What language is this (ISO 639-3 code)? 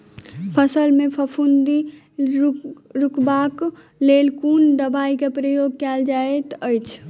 mai